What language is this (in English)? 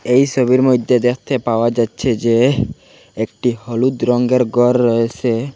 Bangla